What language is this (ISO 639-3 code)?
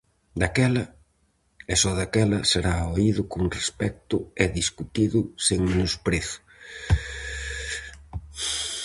glg